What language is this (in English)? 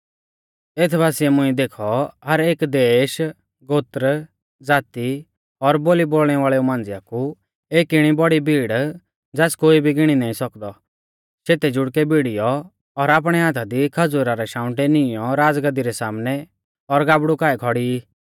Mahasu Pahari